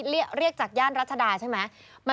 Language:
Thai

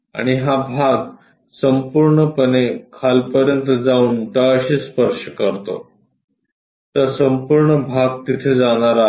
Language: Marathi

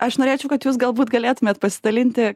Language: Lithuanian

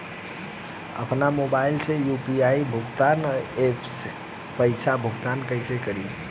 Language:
Bhojpuri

